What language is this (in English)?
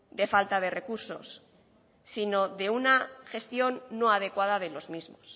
Spanish